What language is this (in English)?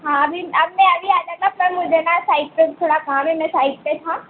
Hindi